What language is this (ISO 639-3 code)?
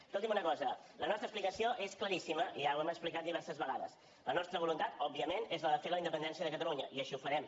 cat